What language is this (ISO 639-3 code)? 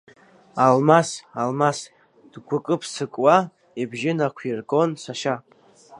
abk